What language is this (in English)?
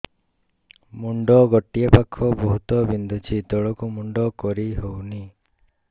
Odia